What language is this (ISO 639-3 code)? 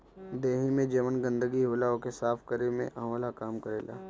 bho